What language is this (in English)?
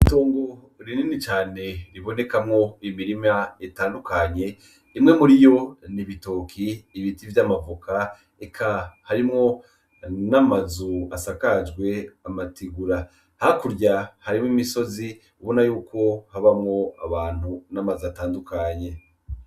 Rundi